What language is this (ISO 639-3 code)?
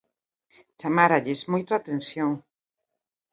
glg